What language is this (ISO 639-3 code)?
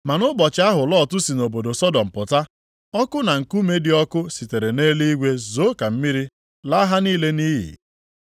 ibo